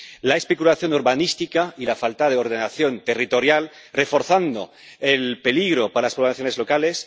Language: Spanish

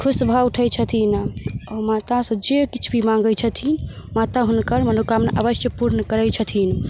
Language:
Maithili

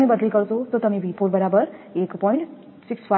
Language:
Gujarati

